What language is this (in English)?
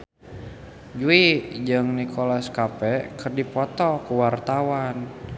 Sundanese